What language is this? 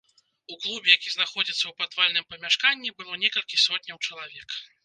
Belarusian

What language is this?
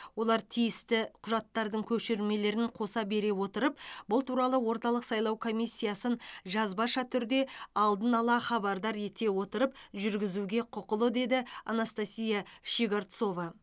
Kazakh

